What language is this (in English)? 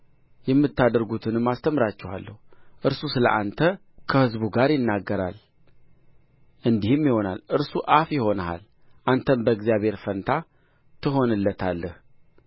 Amharic